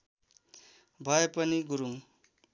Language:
Nepali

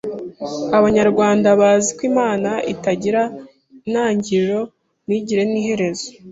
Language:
Kinyarwanda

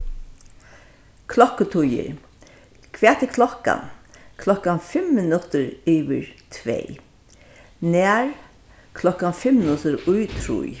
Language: Faroese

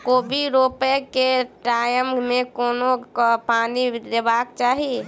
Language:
Maithili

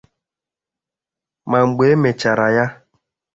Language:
Igbo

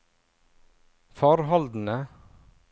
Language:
Norwegian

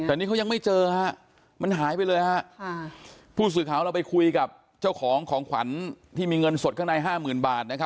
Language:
Thai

